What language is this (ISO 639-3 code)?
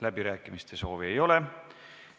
est